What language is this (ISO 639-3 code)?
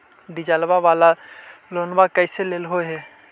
mag